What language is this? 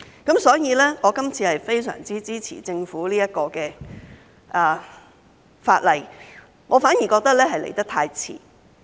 Cantonese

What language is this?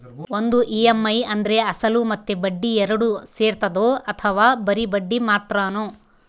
Kannada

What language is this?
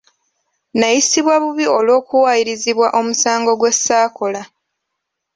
Ganda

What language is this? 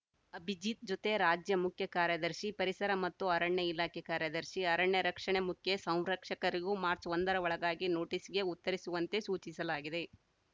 Kannada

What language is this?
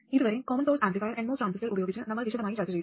Malayalam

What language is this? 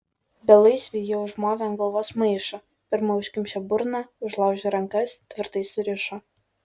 Lithuanian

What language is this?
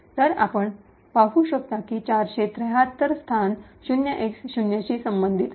Marathi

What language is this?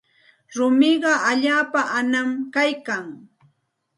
Santa Ana de Tusi Pasco Quechua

